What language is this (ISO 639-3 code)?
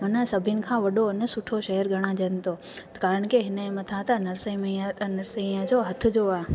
snd